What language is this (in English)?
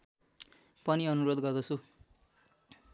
Nepali